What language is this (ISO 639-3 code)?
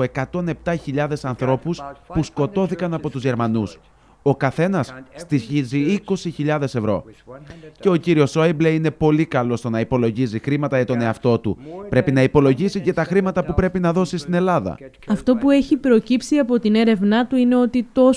ell